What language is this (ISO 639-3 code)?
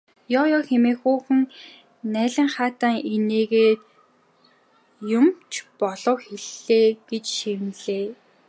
mon